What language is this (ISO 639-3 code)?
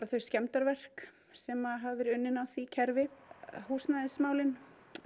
isl